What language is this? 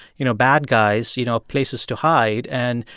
English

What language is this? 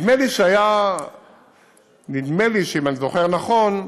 Hebrew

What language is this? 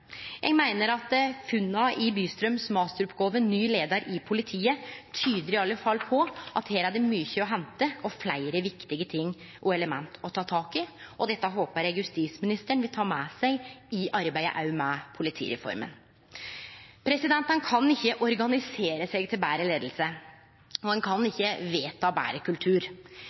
Norwegian Nynorsk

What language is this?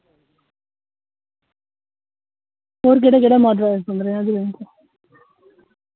Dogri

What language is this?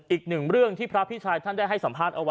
Thai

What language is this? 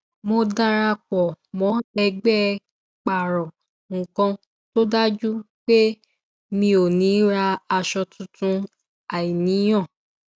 Yoruba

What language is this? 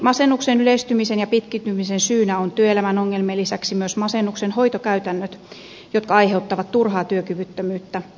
Finnish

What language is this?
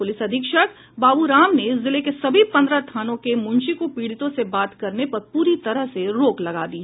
Hindi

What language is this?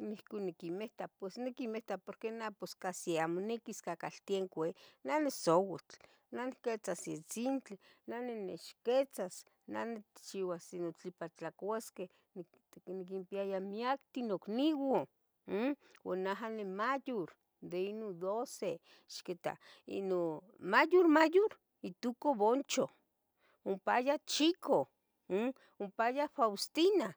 Tetelcingo Nahuatl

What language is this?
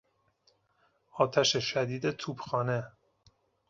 Persian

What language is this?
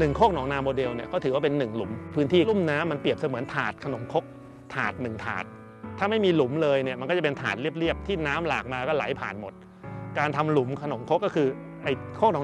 Thai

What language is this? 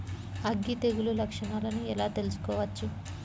Telugu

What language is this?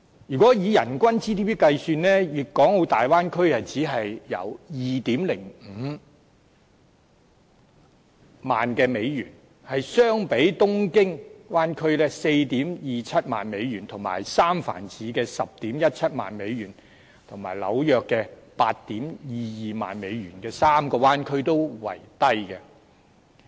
Cantonese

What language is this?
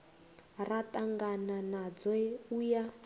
Venda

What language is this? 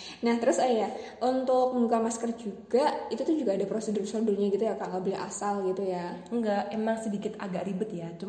Indonesian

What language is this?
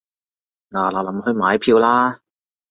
Cantonese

